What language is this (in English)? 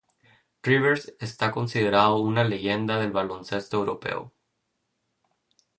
Spanish